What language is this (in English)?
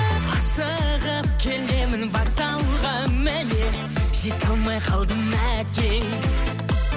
Kazakh